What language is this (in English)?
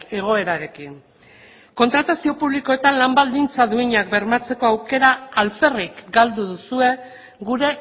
Basque